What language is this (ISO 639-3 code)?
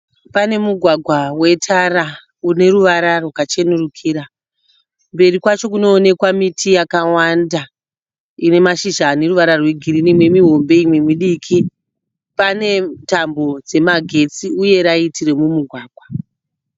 sna